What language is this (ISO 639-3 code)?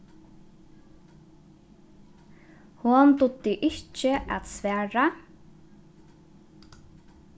fao